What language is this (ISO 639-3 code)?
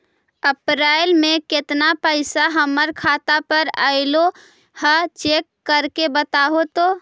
mag